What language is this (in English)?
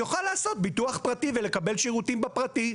Hebrew